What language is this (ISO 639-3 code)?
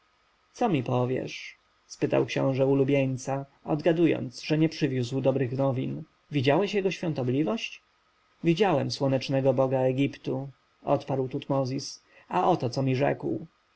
pol